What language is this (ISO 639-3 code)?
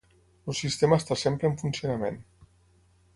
cat